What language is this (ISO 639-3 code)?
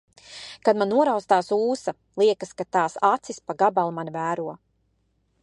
lav